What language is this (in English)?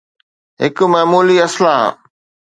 Sindhi